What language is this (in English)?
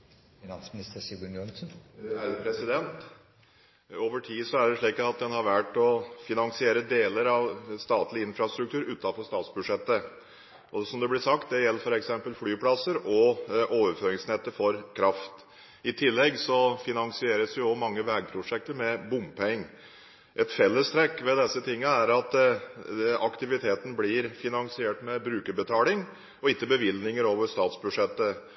Norwegian Bokmål